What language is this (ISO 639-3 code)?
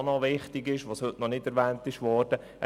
gsw